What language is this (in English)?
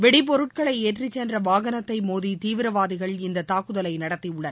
Tamil